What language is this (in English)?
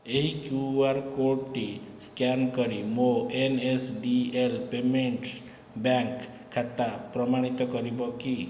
Odia